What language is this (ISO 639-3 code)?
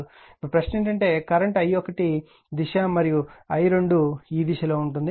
tel